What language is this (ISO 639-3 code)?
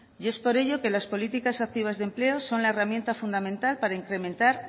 spa